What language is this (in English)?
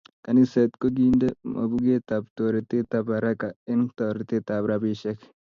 Kalenjin